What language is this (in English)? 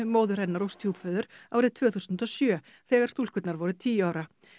Icelandic